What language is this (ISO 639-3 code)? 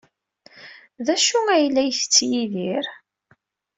kab